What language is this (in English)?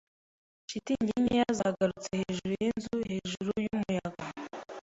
Kinyarwanda